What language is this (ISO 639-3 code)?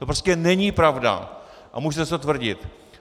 ces